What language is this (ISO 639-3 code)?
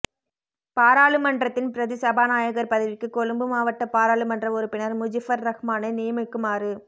tam